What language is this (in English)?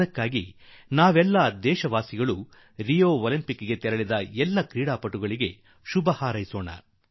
Kannada